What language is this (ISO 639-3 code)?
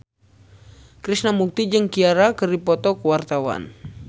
sun